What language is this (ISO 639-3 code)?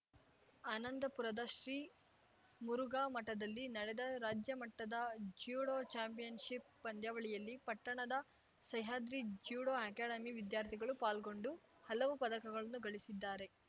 kan